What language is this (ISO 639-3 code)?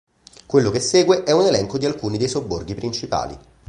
ita